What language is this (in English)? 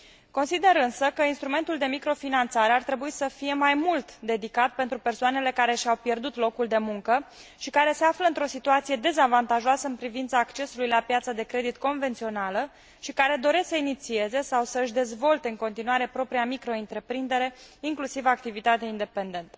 Romanian